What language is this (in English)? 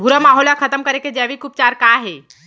Chhattisgarhi